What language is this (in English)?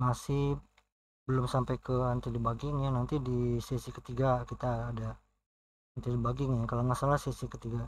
Indonesian